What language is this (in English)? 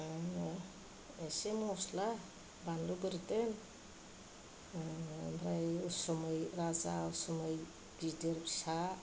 Bodo